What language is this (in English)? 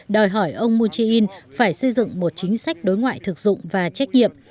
Vietnamese